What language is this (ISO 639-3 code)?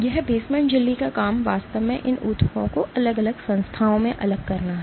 hin